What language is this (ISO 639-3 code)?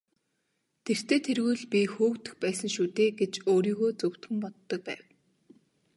mon